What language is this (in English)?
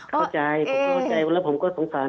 Thai